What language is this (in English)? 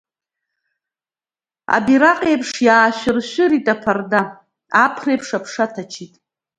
Abkhazian